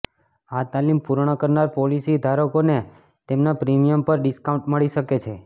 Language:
Gujarati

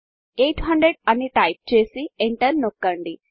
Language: Telugu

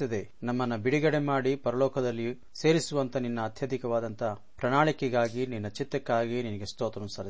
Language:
Kannada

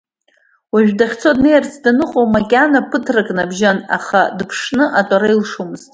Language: Abkhazian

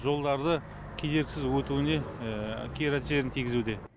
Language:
Kazakh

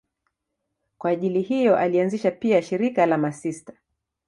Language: Swahili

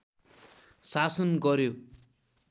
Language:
Nepali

